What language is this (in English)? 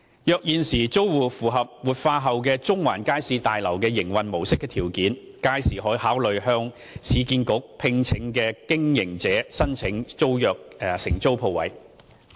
Cantonese